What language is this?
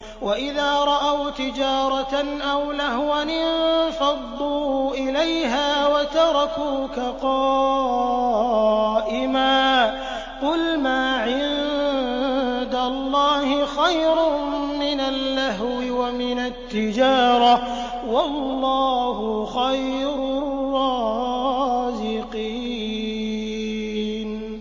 Arabic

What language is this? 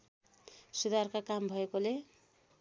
Nepali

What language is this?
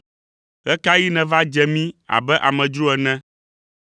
Ewe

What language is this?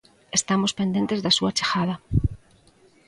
Galician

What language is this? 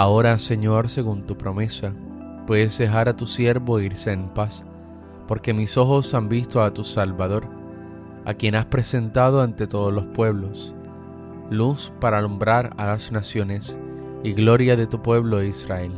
Spanish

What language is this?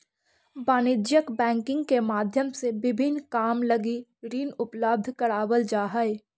Magahi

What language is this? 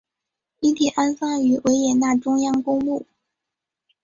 Chinese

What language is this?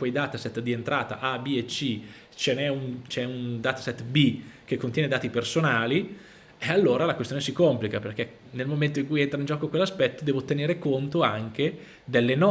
Italian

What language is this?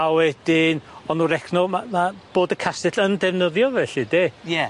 Welsh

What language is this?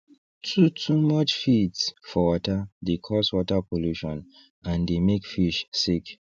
Nigerian Pidgin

